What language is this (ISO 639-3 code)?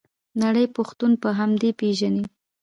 pus